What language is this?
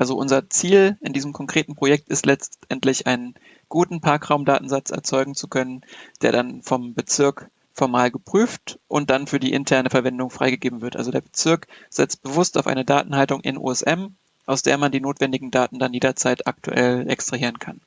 German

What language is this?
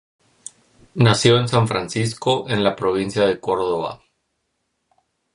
Spanish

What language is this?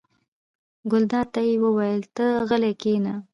Pashto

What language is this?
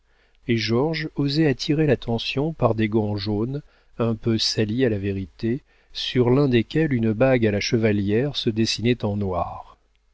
French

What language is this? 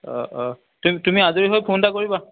Assamese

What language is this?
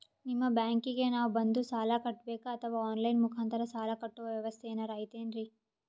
Kannada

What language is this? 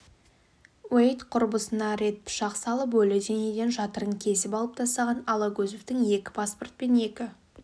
Kazakh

